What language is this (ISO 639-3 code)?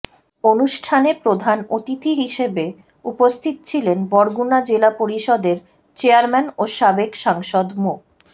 ben